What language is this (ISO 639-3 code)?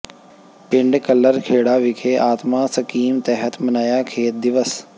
pan